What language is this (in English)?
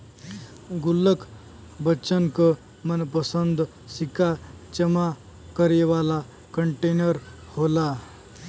Bhojpuri